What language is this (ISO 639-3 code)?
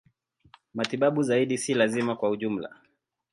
swa